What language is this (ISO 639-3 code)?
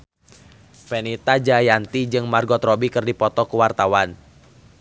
sun